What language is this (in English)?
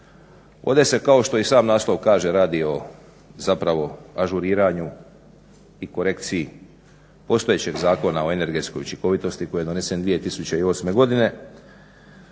Croatian